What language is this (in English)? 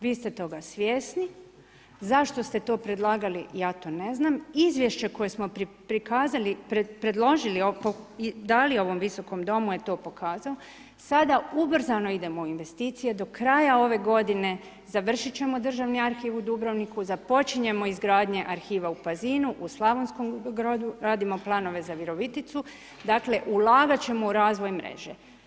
Croatian